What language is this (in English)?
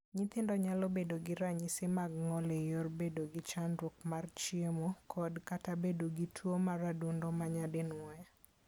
Luo (Kenya and Tanzania)